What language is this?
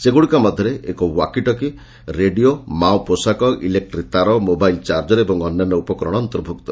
Odia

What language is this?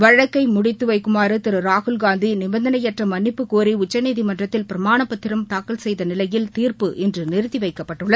Tamil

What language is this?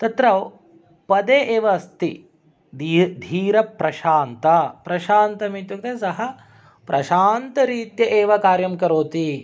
Sanskrit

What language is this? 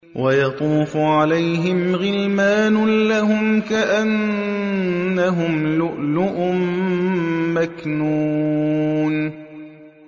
Arabic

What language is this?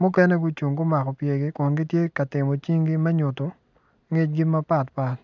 Acoli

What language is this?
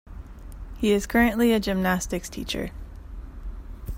English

